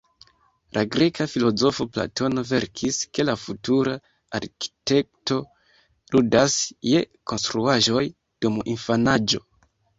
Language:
Esperanto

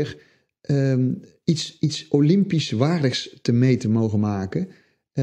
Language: Dutch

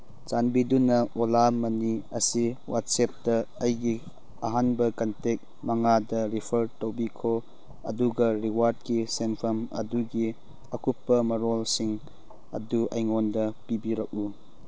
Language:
Manipuri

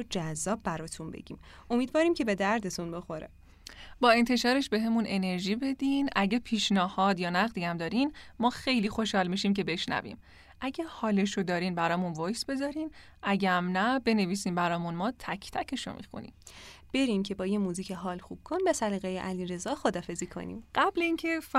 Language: Persian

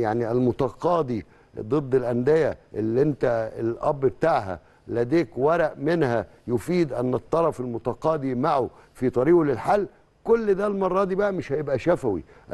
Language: Arabic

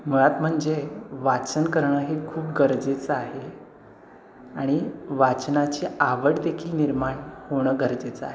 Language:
Marathi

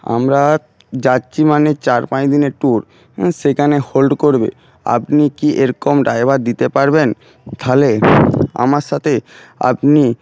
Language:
Bangla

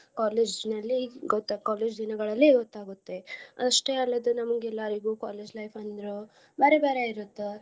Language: Kannada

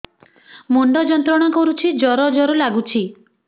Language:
Odia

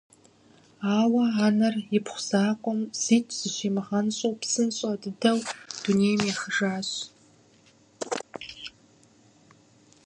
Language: Kabardian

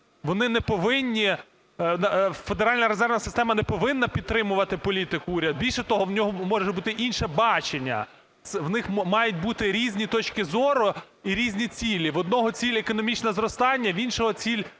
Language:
Ukrainian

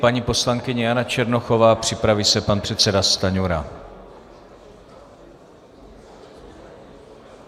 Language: Czech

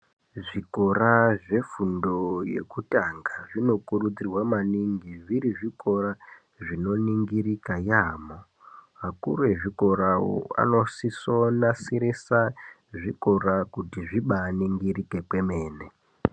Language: Ndau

